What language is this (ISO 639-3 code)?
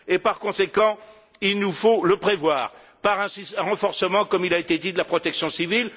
fra